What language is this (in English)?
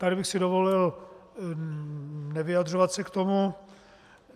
Czech